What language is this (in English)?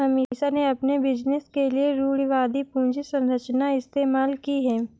Hindi